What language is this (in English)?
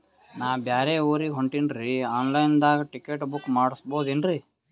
Kannada